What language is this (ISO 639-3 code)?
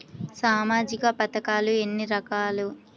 tel